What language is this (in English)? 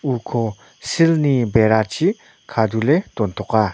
Garo